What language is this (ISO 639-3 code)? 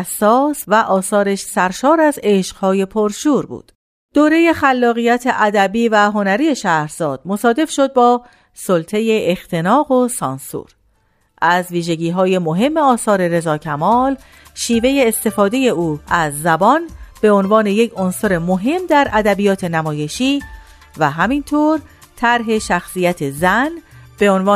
fas